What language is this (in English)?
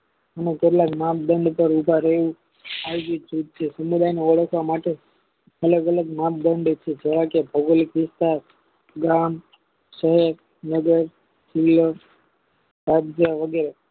Gujarati